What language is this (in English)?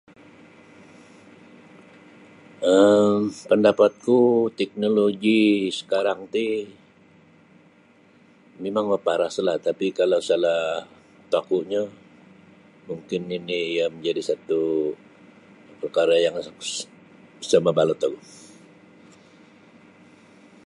Sabah Bisaya